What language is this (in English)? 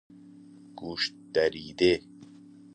Persian